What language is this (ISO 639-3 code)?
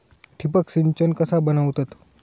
mar